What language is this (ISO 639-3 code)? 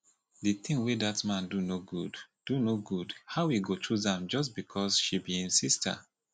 pcm